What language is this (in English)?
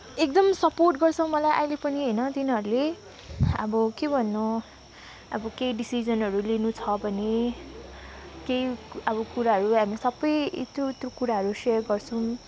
Nepali